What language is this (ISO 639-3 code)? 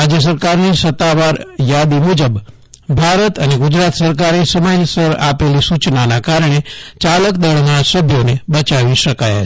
guj